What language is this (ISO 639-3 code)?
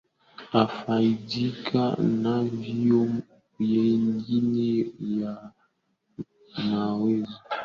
swa